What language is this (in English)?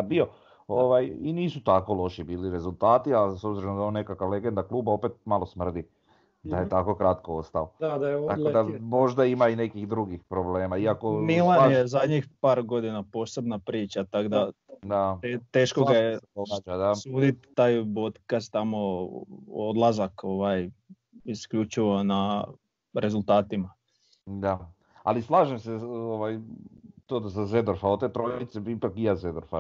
Croatian